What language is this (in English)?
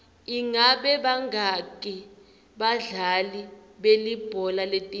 Swati